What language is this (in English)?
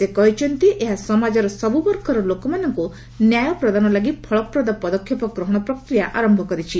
Odia